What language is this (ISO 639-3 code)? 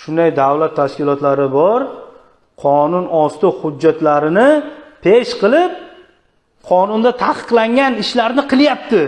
uzb